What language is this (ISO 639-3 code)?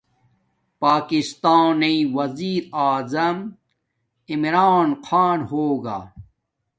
dmk